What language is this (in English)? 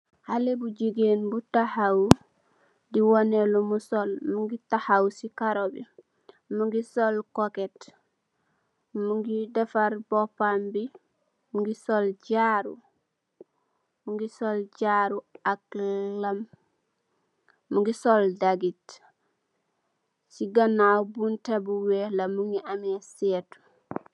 Wolof